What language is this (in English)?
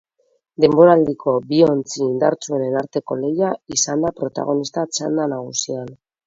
Basque